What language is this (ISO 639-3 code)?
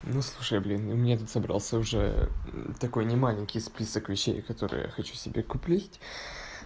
rus